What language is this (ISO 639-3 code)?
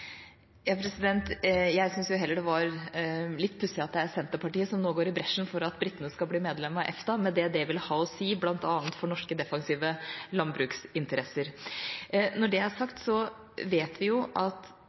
nob